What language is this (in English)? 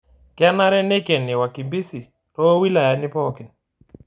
Masai